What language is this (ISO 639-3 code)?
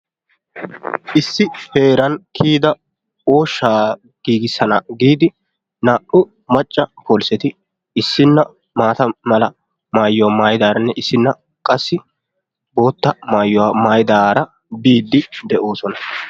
wal